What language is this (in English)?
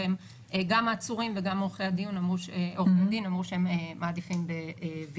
Hebrew